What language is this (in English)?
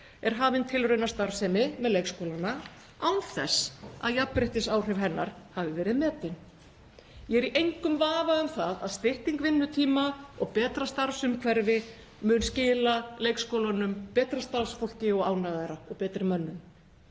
Icelandic